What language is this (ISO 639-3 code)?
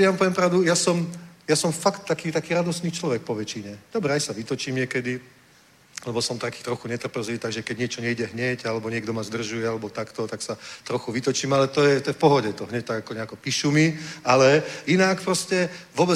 ces